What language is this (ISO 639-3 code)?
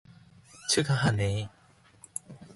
kor